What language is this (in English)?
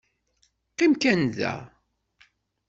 Kabyle